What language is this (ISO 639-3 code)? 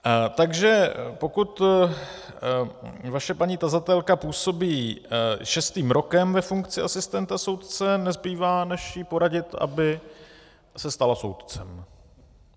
ces